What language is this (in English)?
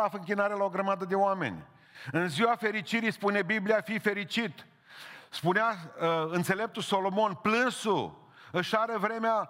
Romanian